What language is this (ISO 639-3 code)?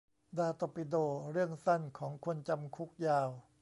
tha